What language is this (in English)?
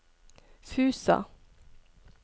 Norwegian